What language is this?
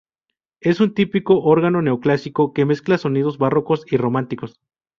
Spanish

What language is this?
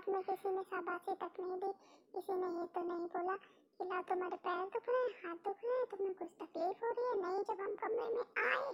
Hindi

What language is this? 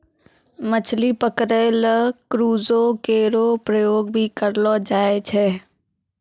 Maithili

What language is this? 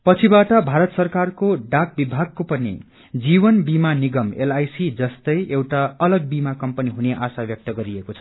Nepali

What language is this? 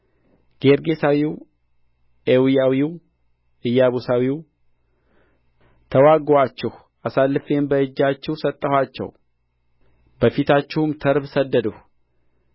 Amharic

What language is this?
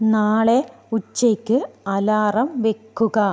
Malayalam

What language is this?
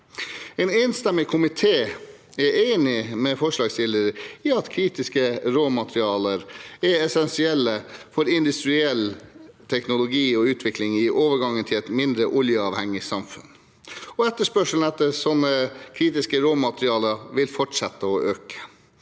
Norwegian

